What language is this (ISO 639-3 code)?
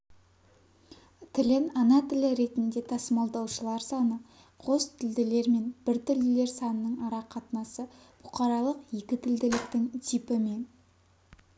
kaz